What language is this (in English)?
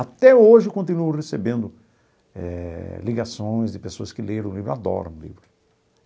Portuguese